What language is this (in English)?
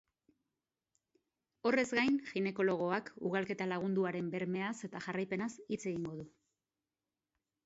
Basque